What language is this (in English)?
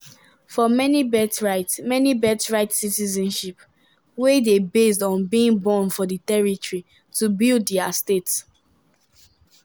Nigerian Pidgin